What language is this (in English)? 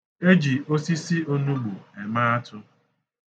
Igbo